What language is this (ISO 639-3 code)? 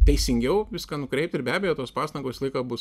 lit